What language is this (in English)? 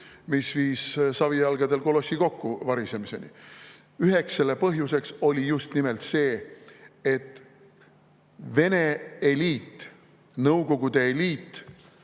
Estonian